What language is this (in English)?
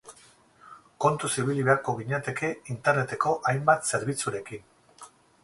Basque